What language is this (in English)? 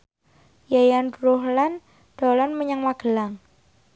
Javanese